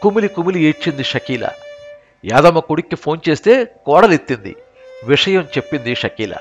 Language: Telugu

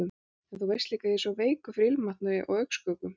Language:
Icelandic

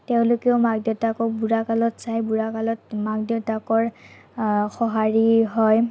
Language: Assamese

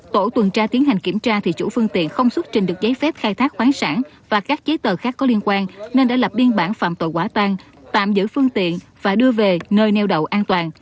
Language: Vietnamese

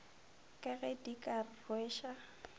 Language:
Northern Sotho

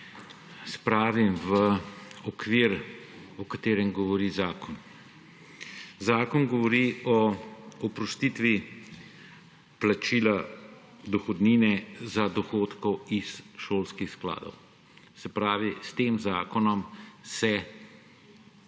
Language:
Slovenian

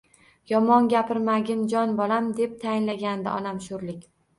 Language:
Uzbek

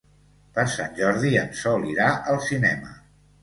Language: Catalan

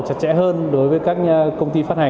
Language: Vietnamese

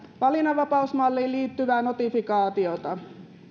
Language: Finnish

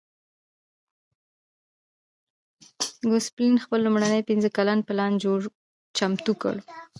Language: Pashto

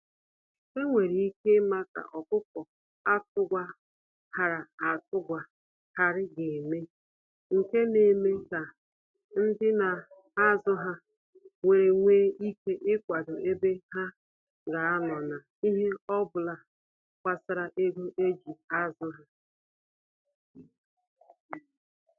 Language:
Igbo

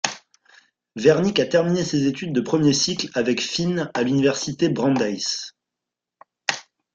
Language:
French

